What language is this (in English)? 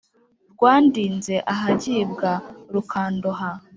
Kinyarwanda